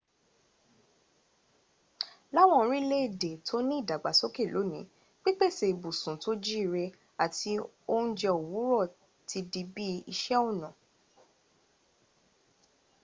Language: Yoruba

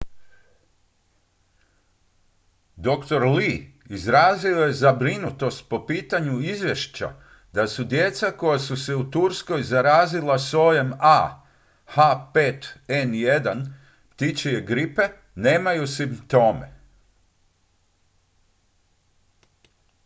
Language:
Croatian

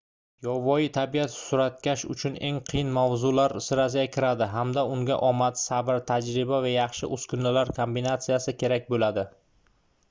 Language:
Uzbek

